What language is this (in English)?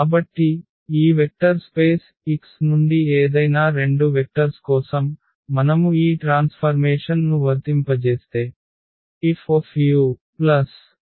Telugu